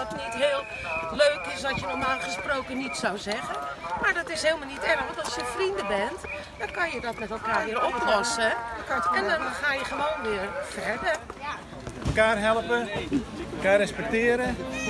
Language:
Dutch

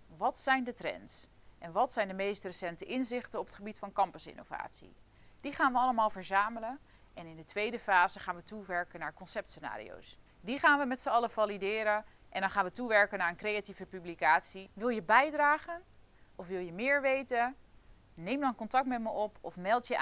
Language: Dutch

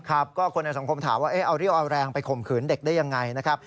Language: Thai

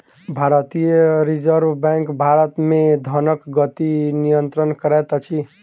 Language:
Maithili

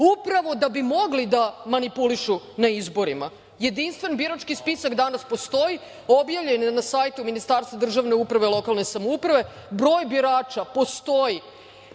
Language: Serbian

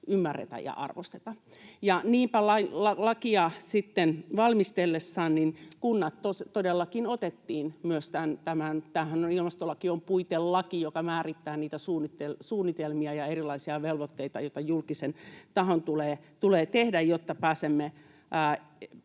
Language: Finnish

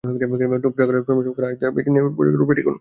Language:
Bangla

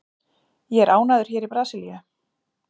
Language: Icelandic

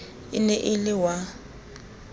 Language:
Southern Sotho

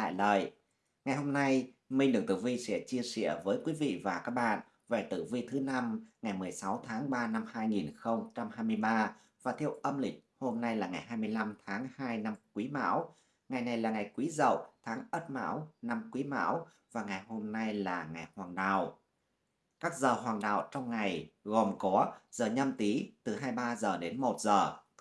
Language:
Vietnamese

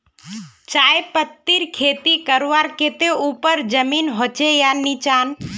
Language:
Magahi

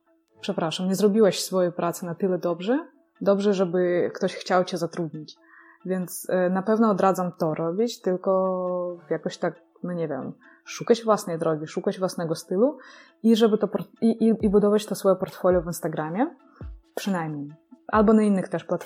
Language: Polish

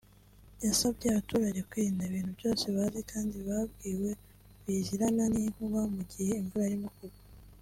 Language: Kinyarwanda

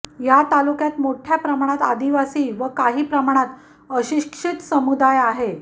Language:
Marathi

